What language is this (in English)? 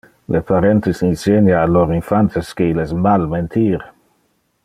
Interlingua